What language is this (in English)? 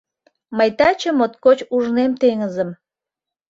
Mari